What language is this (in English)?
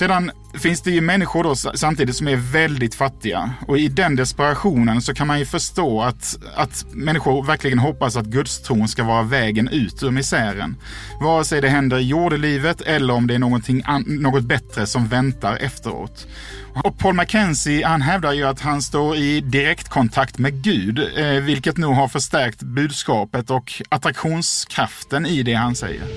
Swedish